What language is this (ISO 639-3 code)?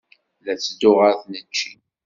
kab